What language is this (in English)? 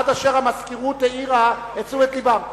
Hebrew